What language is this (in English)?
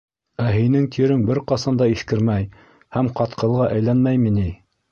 Bashkir